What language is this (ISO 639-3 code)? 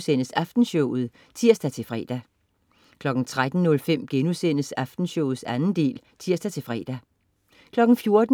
dan